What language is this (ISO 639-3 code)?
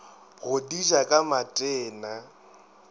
nso